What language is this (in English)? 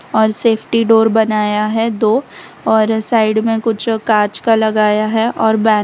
Hindi